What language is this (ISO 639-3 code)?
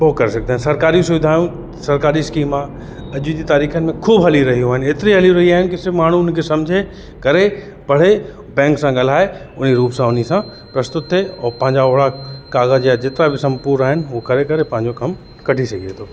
snd